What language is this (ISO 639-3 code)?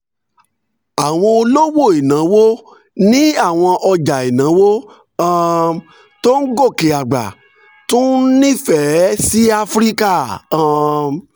yor